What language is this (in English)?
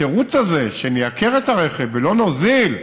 Hebrew